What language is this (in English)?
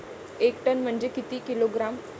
Marathi